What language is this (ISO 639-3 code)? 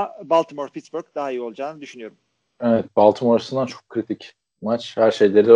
tur